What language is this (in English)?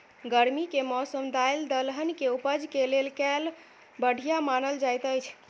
Maithili